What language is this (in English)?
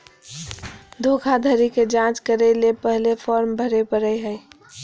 Magahi